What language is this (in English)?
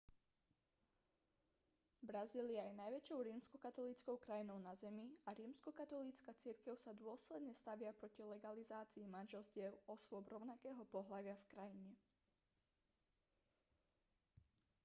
Slovak